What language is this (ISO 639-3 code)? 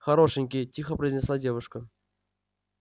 rus